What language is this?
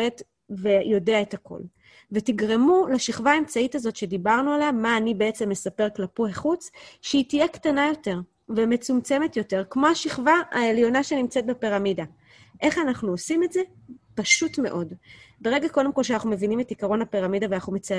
Hebrew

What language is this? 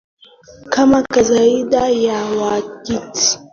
Swahili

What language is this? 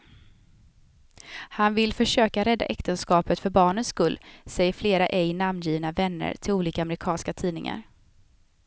Swedish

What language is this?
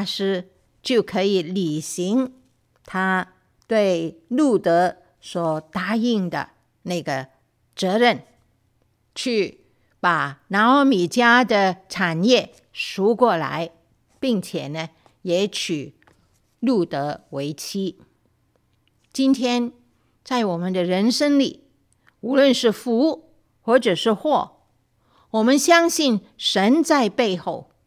Chinese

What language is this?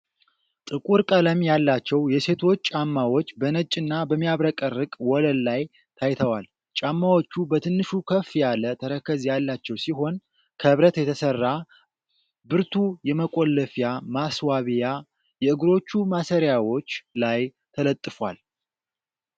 Amharic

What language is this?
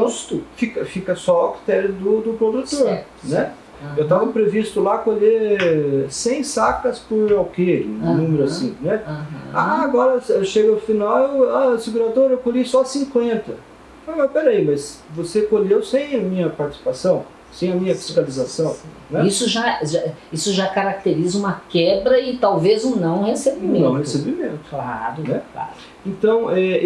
Portuguese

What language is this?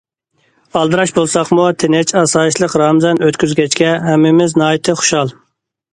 Uyghur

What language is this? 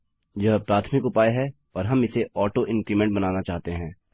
Hindi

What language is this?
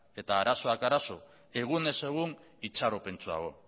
Basque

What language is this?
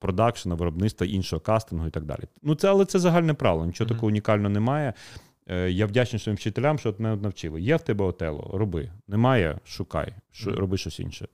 Ukrainian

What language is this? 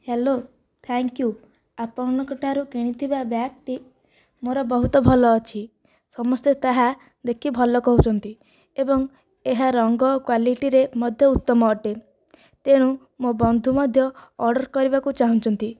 Odia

